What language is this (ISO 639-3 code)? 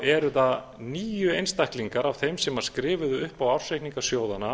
isl